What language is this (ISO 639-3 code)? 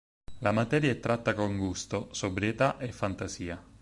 ita